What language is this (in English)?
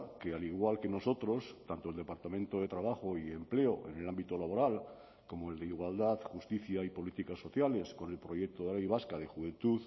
Spanish